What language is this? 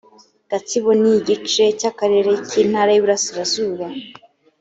Kinyarwanda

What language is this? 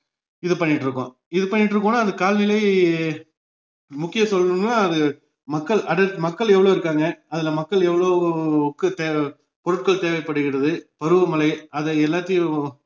Tamil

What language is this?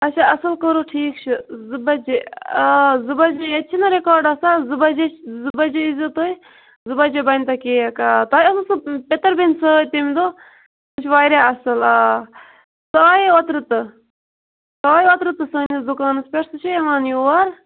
Kashmiri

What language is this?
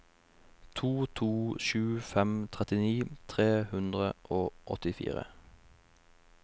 Norwegian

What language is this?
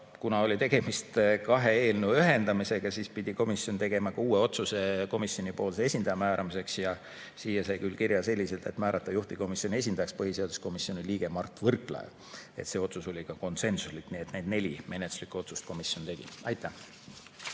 Estonian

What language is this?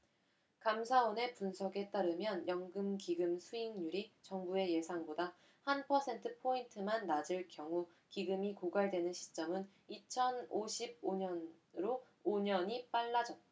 Korean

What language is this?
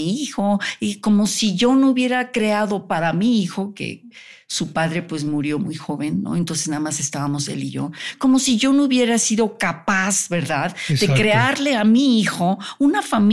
Spanish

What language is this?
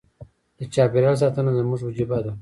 Pashto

